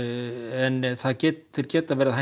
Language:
Icelandic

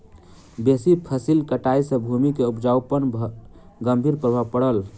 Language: Maithili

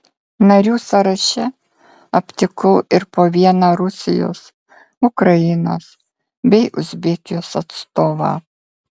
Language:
Lithuanian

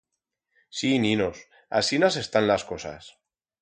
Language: Aragonese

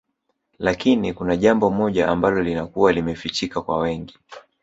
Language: Swahili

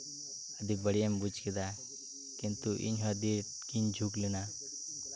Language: Santali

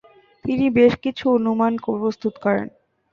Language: Bangla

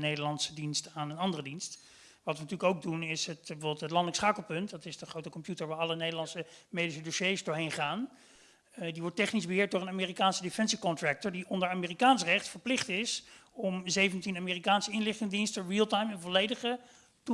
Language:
Dutch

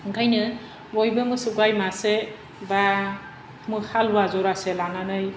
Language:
Bodo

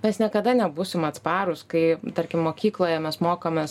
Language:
Lithuanian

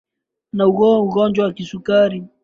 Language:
Swahili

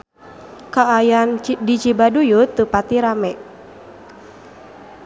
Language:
Sundanese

